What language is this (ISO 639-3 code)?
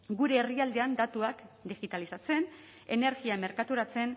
eus